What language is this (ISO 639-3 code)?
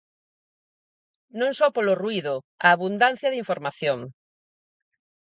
glg